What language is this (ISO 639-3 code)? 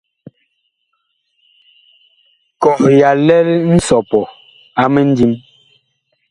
bkh